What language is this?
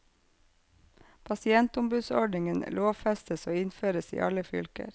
Norwegian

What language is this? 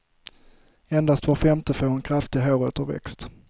Swedish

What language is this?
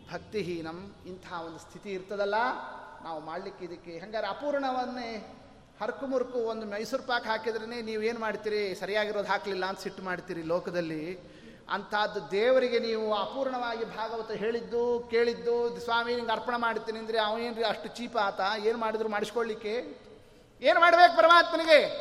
Kannada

